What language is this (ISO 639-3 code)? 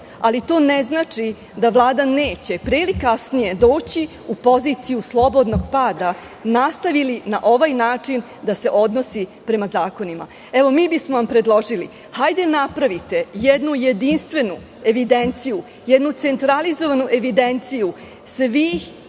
srp